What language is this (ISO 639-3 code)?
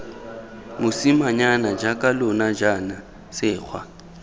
tsn